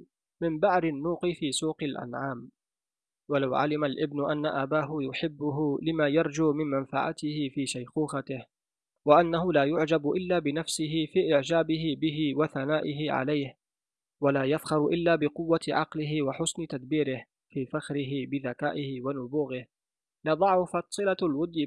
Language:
Arabic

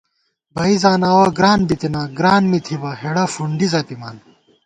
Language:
Gawar-Bati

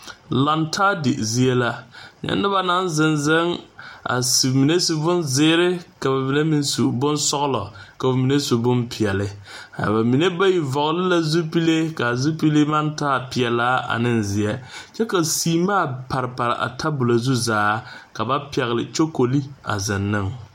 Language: Southern Dagaare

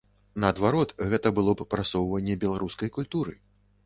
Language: Belarusian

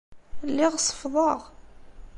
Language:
Kabyle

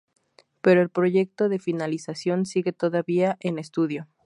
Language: Spanish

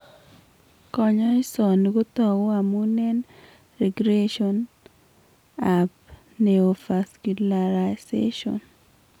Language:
Kalenjin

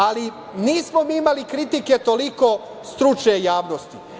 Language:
Serbian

